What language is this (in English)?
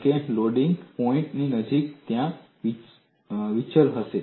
Gujarati